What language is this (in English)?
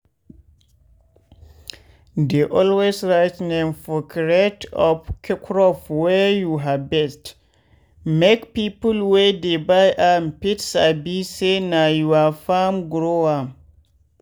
Nigerian Pidgin